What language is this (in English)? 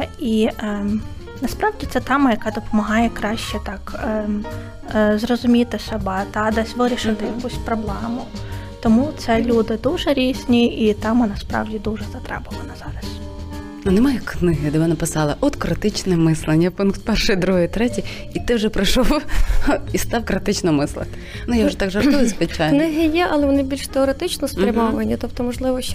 Ukrainian